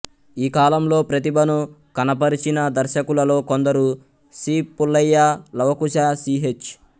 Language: Telugu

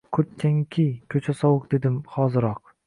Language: Uzbek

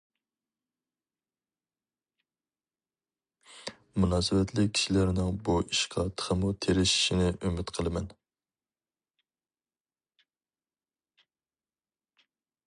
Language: Uyghur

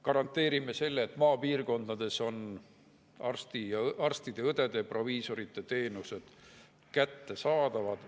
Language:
Estonian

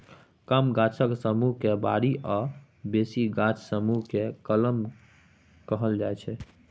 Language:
Maithili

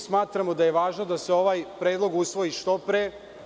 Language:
Serbian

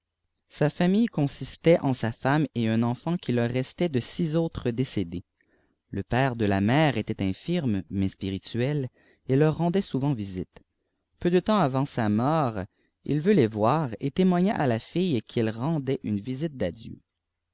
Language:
French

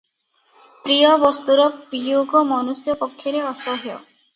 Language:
Odia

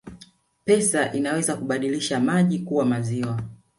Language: Swahili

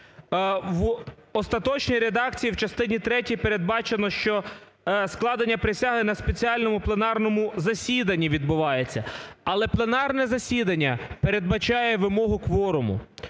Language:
Ukrainian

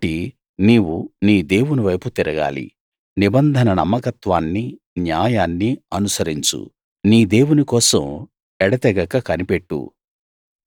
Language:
Telugu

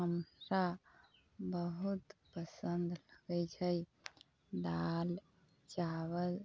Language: Maithili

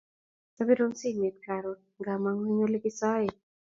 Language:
Kalenjin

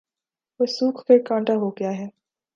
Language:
Urdu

